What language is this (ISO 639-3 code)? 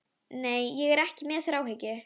isl